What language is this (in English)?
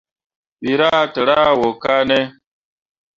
Mundang